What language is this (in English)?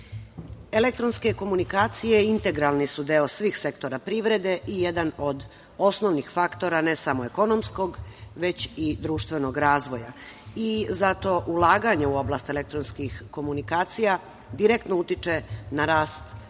Serbian